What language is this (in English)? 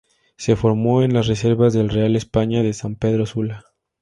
Spanish